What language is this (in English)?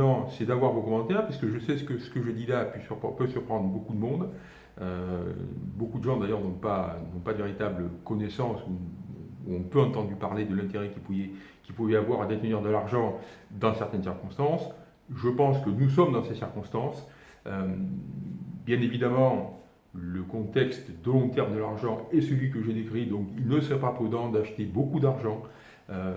French